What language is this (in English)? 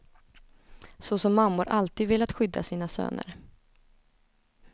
Swedish